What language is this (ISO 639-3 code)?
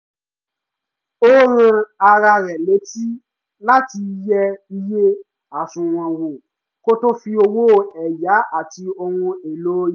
yor